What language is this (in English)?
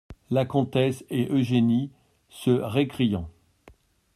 French